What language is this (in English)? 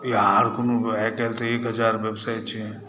Maithili